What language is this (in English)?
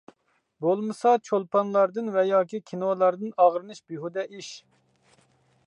Uyghur